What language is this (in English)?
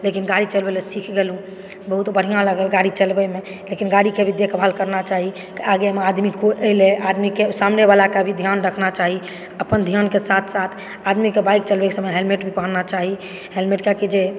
Maithili